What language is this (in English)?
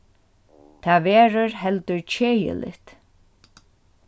Faroese